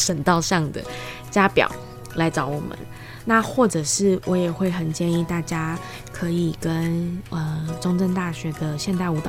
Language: Chinese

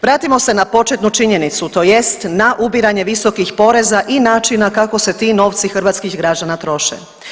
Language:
Croatian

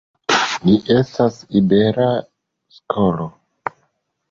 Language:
Esperanto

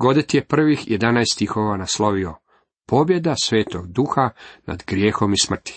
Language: Croatian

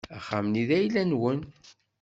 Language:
Kabyle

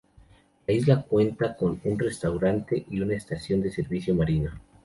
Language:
Spanish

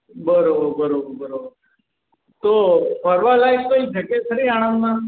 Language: Gujarati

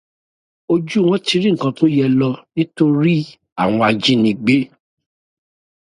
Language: Yoruba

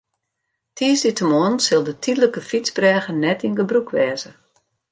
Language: Western Frisian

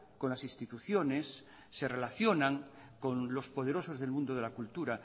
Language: Spanish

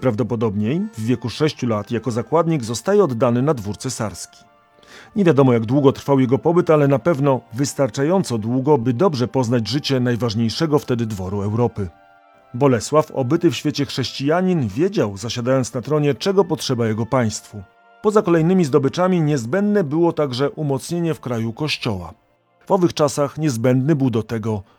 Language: Polish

